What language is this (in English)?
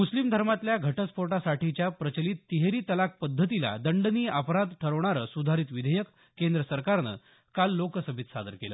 Marathi